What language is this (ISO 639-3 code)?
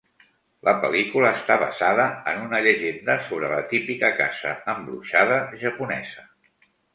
cat